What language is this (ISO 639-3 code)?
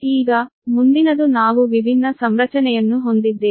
kan